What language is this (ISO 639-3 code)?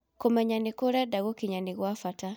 kik